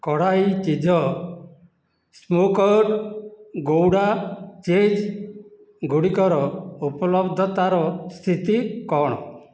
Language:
Odia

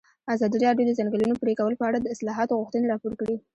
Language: Pashto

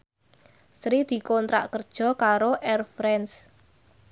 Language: Javanese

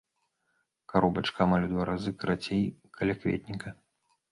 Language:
Belarusian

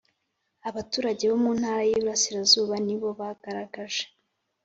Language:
Kinyarwanda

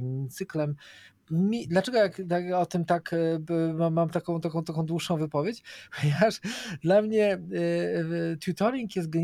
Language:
Polish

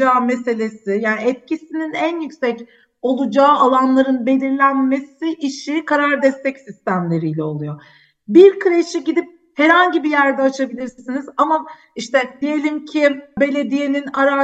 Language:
Turkish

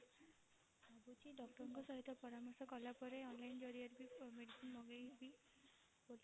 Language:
Odia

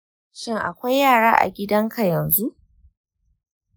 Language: Hausa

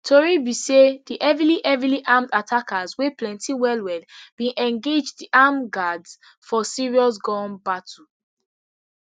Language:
Nigerian Pidgin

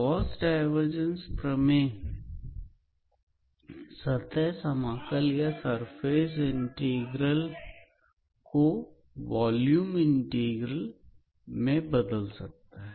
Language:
Hindi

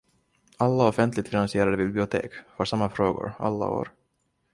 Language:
Swedish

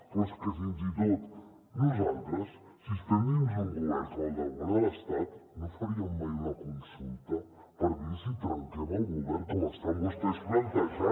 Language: Catalan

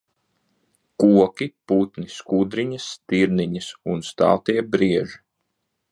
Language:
Latvian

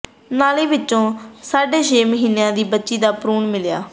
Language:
Punjabi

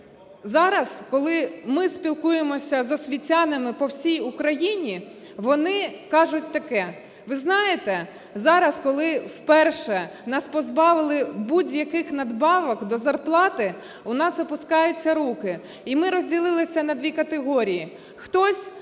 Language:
Ukrainian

